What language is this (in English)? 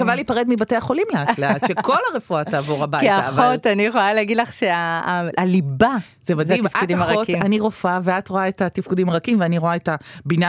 Hebrew